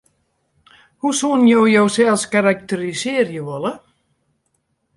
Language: Western Frisian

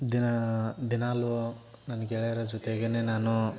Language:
Kannada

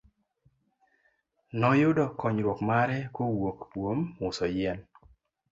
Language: Luo (Kenya and Tanzania)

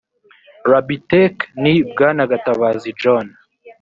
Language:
Kinyarwanda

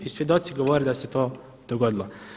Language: Croatian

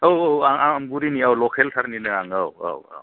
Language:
Bodo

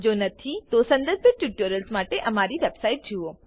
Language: Gujarati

